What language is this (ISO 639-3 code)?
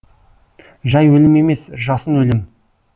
kaz